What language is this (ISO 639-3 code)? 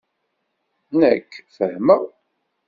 kab